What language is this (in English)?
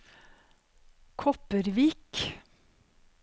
Norwegian